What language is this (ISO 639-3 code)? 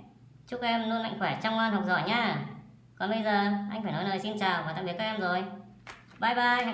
vie